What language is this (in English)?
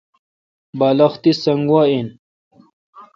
Kalkoti